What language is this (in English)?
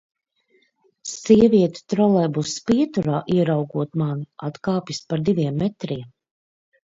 Latvian